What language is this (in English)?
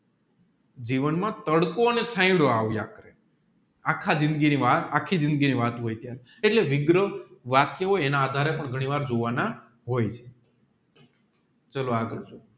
Gujarati